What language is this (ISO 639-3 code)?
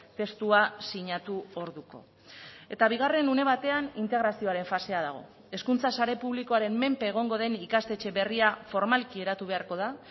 eus